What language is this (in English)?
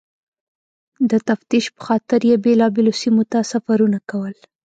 Pashto